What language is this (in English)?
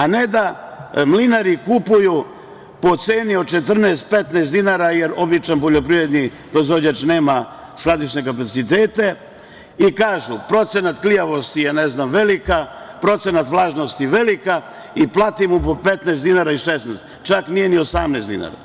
Serbian